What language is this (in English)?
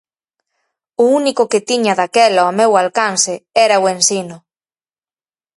Galician